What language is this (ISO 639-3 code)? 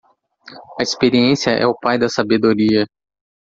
por